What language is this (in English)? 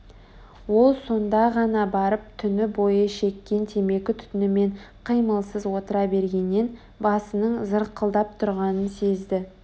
Kazakh